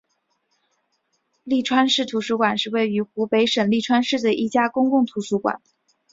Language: Chinese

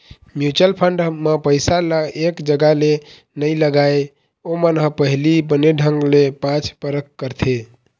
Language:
Chhattisgarhi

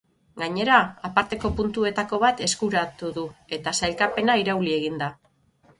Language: Basque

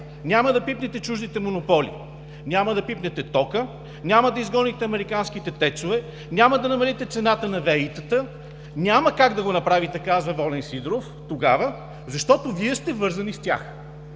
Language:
Bulgarian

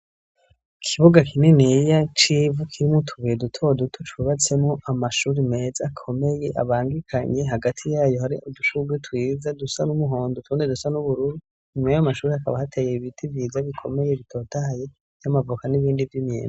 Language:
Rundi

